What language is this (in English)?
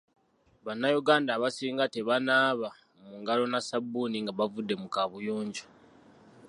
Ganda